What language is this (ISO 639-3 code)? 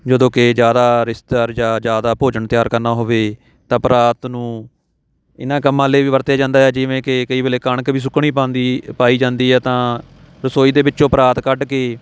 pan